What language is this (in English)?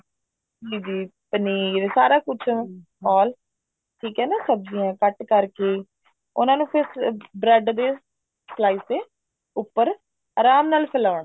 Punjabi